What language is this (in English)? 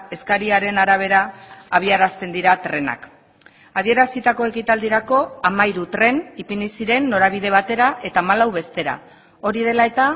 Basque